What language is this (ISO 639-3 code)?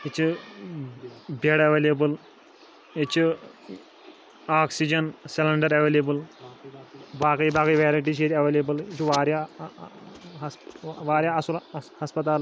kas